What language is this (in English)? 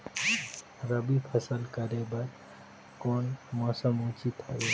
Chhattisgarhi